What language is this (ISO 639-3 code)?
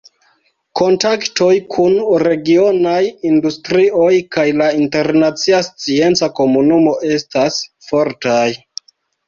epo